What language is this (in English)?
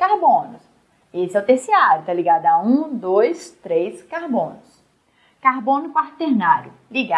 Portuguese